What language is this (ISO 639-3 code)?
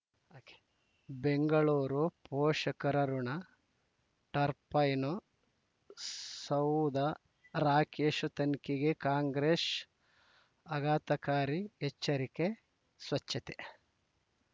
kan